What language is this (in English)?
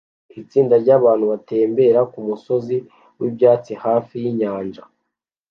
Kinyarwanda